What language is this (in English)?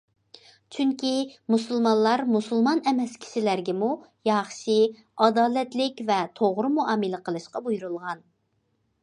Uyghur